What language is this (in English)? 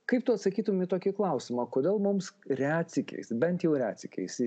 Lithuanian